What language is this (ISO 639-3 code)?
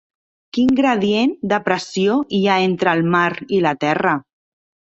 cat